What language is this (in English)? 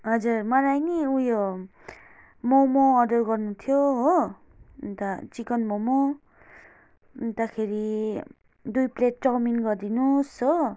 Nepali